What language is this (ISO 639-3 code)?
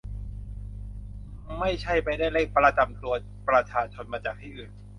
tha